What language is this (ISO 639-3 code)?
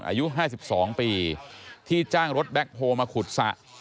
tha